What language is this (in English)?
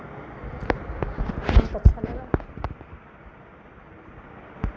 Hindi